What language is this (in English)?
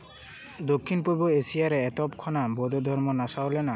Santali